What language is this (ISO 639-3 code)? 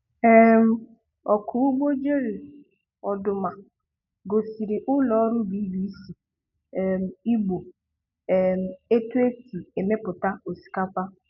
ibo